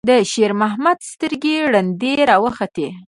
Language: Pashto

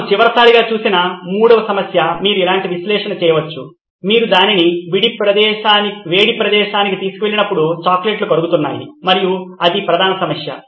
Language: Telugu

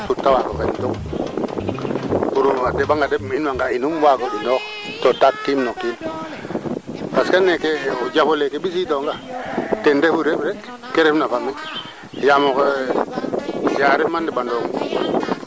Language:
Serer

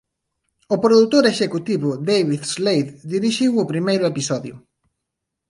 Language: Galician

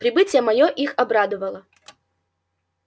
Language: Russian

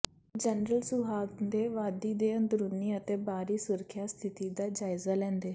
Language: Punjabi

